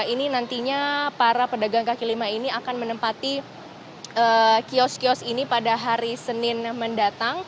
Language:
Indonesian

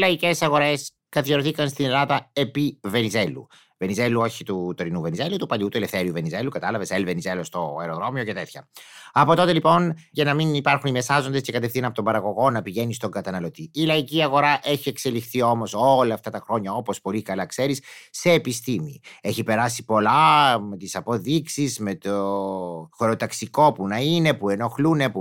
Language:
Greek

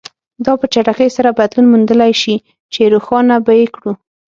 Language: Pashto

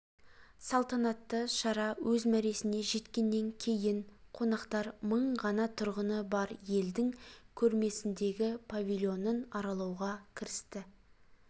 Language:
Kazakh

